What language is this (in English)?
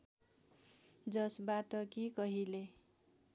Nepali